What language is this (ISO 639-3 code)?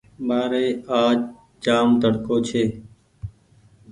gig